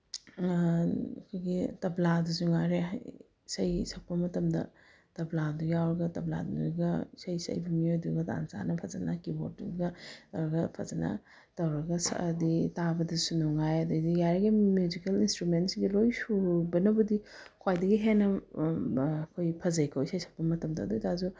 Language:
Manipuri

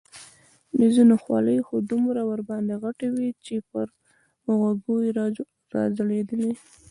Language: Pashto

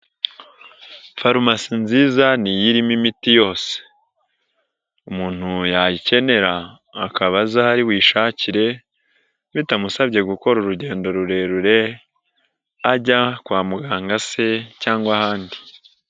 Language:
Kinyarwanda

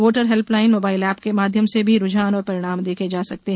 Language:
Hindi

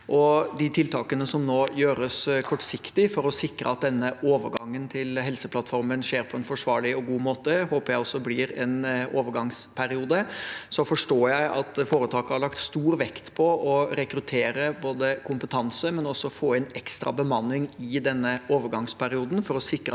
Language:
Norwegian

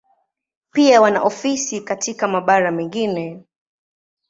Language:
Swahili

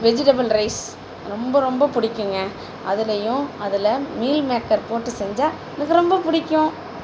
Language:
Tamil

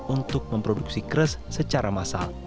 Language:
Indonesian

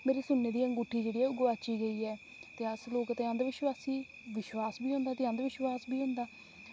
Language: Dogri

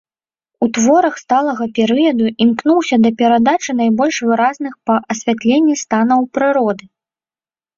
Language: Belarusian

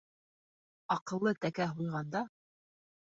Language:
Bashkir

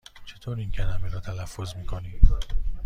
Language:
Persian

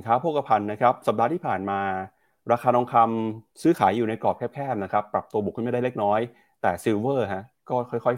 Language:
Thai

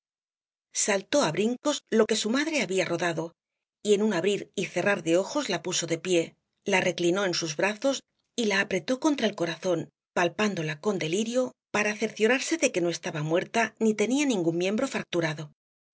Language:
Spanish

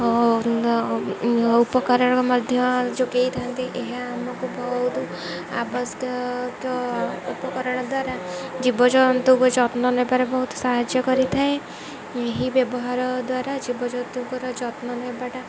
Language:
Odia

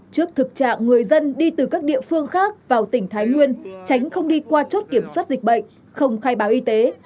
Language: Vietnamese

